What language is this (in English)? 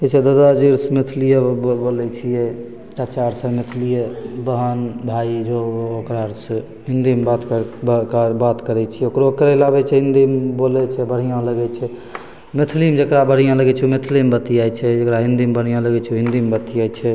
Maithili